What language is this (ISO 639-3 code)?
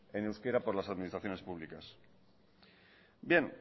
spa